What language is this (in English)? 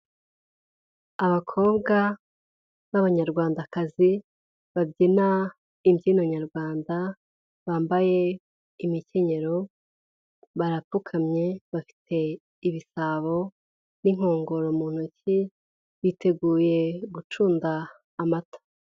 Kinyarwanda